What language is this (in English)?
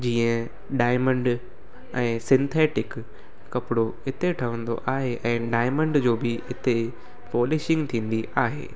Sindhi